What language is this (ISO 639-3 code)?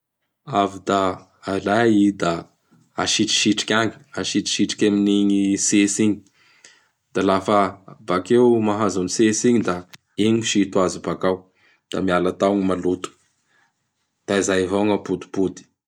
bhr